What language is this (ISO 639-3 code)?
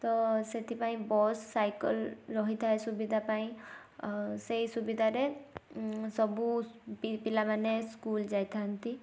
ori